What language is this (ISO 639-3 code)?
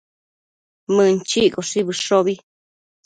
mcf